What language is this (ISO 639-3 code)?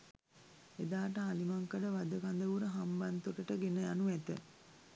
sin